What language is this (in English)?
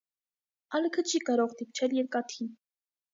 Armenian